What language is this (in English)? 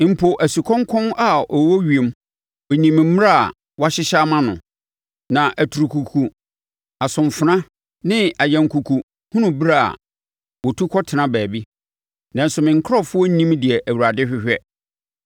Akan